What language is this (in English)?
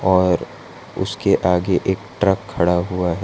Hindi